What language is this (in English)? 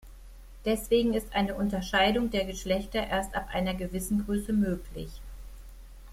German